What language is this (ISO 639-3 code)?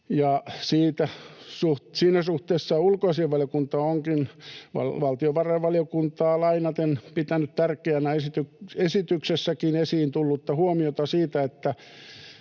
fin